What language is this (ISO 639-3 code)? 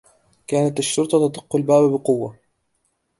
ara